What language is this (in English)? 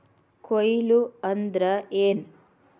Kannada